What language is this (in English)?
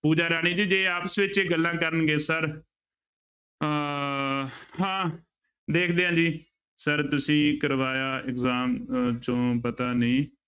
Punjabi